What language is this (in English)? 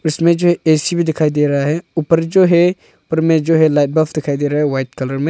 Hindi